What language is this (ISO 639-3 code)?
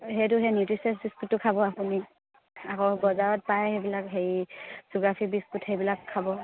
asm